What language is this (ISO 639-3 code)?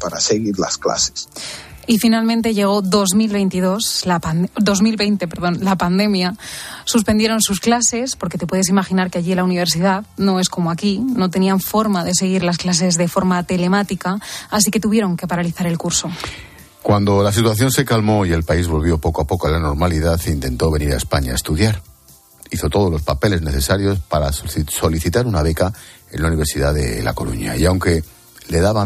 spa